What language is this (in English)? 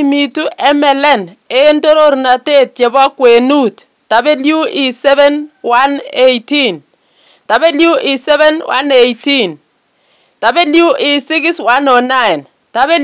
Kalenjin